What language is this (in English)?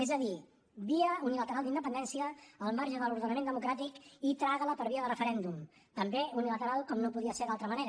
Catalan